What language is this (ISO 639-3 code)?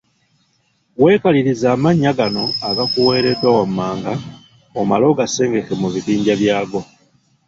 lug